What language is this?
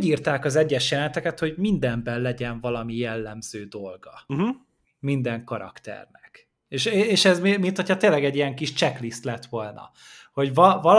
Hungarian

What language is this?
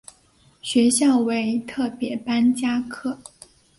Chinese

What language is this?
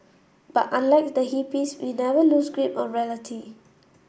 English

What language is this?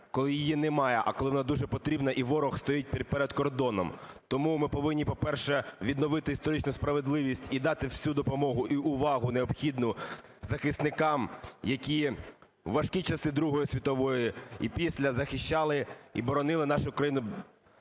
Ukrainian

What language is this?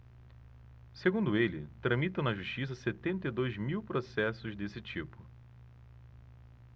Portuguese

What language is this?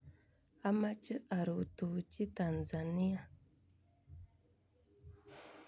Kalenjin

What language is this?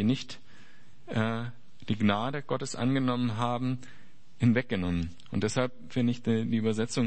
German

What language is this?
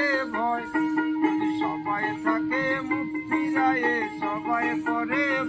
Hindi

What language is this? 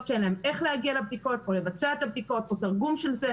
Hebrew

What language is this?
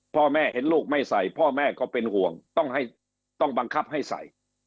Thai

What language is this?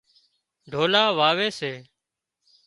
Wadiyara Koli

